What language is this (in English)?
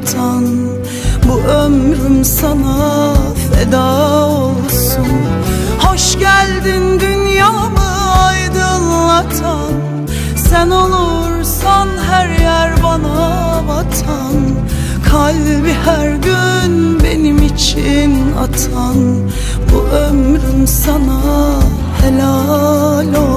Turkish